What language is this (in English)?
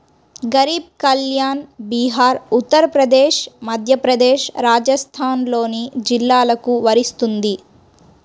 Telugu